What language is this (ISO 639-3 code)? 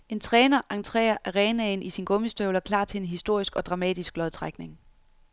dan